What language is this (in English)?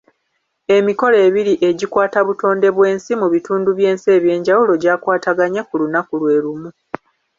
Ganda